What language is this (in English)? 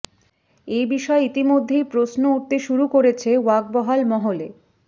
Bangla